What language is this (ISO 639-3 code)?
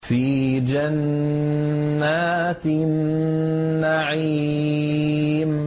ara